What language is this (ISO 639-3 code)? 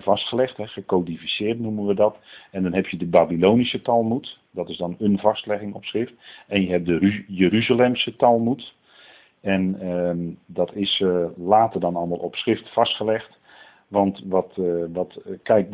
nld